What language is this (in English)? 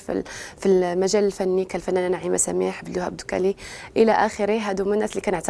Arabic